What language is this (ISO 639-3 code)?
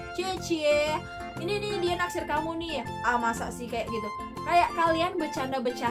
ind